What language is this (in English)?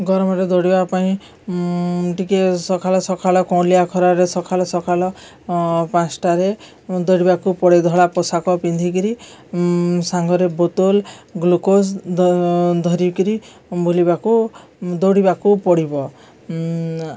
Odia